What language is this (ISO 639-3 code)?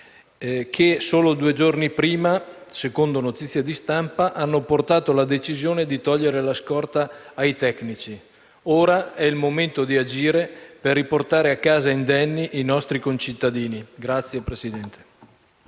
ita